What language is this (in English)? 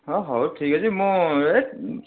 Odia